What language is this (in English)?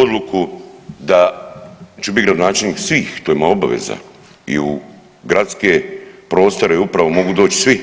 Croatian